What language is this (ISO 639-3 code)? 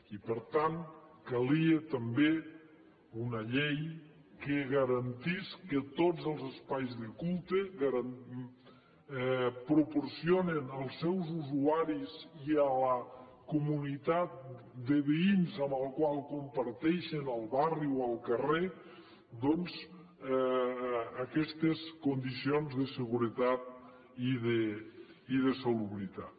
cat